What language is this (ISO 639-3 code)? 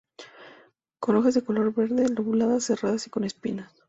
spa